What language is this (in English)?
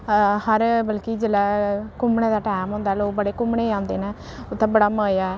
Dogri